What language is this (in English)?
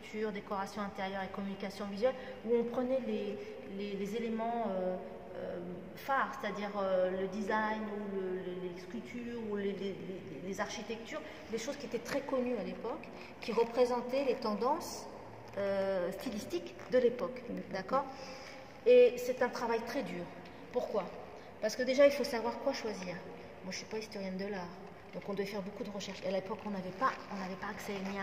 French